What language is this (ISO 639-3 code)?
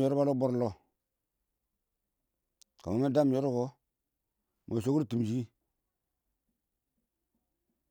awo